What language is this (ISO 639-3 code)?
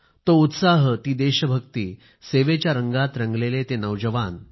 mar